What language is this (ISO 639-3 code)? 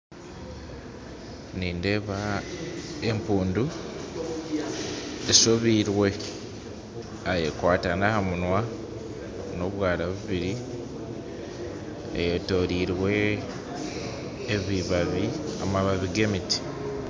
nyn